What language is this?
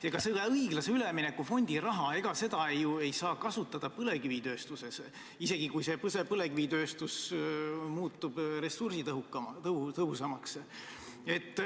Estonian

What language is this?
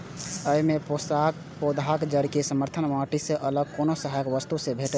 Maithili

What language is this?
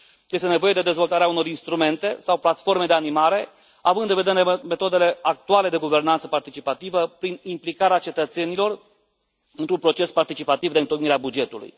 Romanian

